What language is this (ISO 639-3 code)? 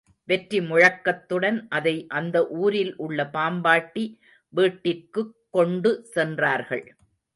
tam